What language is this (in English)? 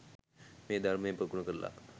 Sinhala